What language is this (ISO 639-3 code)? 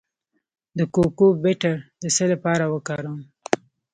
pus